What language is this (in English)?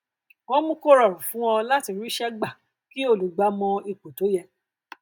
Yoruba